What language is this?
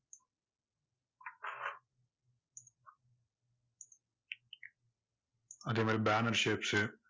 Tamil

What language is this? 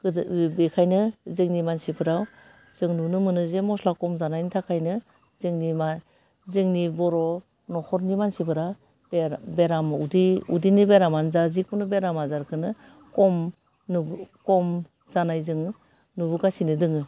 Bodo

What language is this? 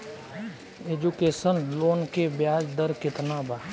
Bhojpuri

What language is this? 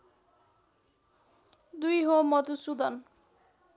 Nepali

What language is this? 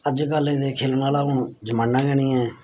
Dogri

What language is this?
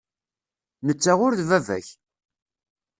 Kabyle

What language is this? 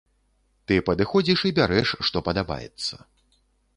Belarusian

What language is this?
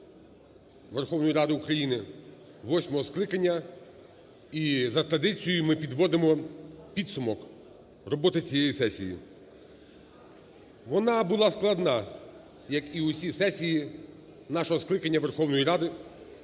Ukrainian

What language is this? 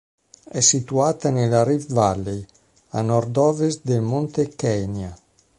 Italian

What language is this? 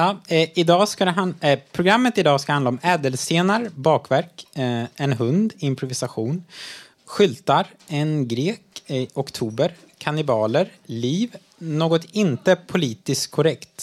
Swedish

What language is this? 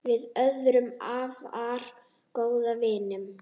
Icelandic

